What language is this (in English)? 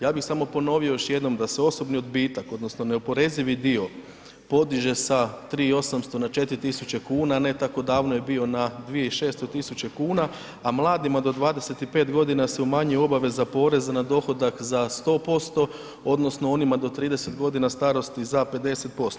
Croatian